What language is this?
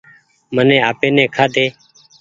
Goaria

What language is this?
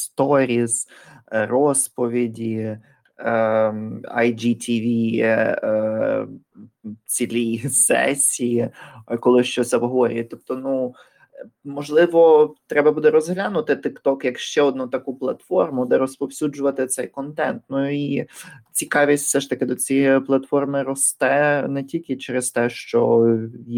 Ukrainian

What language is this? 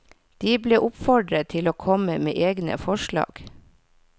Norwegian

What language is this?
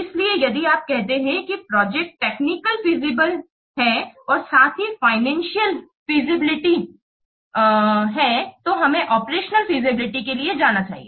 Hindi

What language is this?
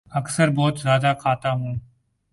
Urdu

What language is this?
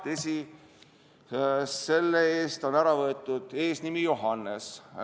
Estonian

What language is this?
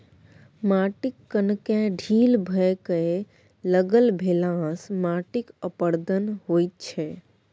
Maithili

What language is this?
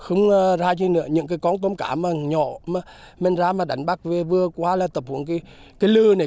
Vietnamese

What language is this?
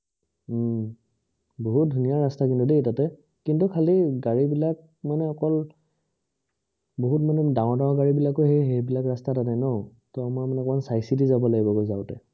Assamese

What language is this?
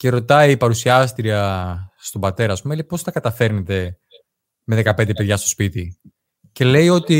Greek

